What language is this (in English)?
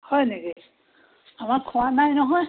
Assamese